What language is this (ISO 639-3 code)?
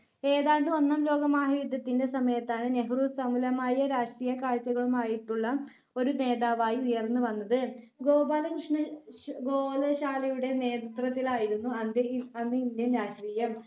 mal